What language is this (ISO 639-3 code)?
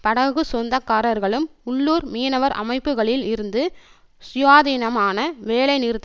tam